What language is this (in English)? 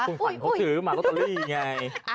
Thai